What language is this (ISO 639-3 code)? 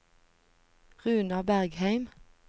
nor